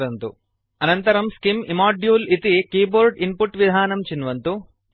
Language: Sanskrit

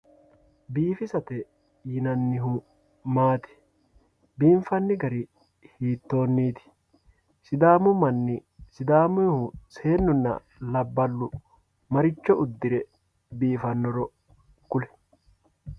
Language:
Sidamo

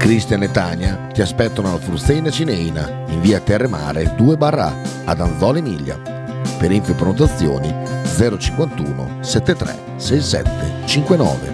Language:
Italian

